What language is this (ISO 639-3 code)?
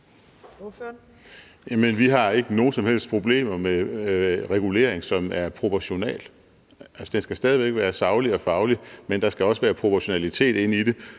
dan